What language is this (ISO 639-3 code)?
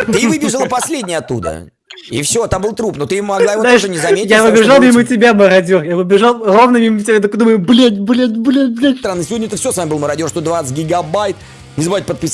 rus